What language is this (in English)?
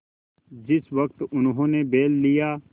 Hindi